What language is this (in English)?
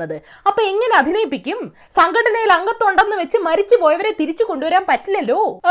Malayalam